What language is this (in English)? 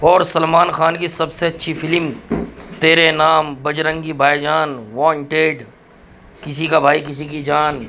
Urdu